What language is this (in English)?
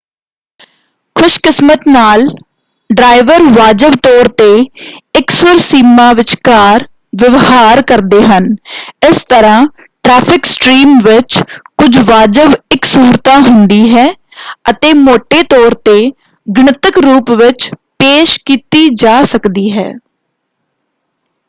Punjabi